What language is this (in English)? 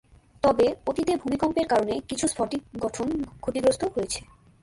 Bangla